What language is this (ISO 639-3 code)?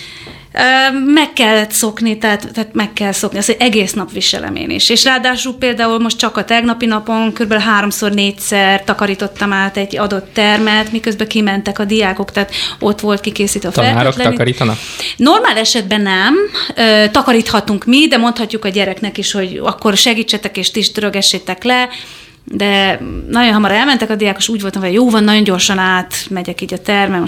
hun